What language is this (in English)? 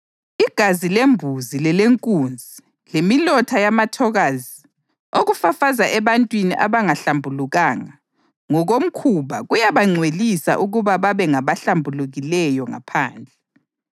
North Ndebele